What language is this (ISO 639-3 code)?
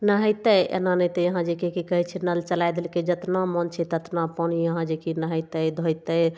mai